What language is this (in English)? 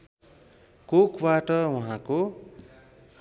Nepali